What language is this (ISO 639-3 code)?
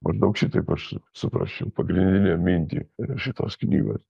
lit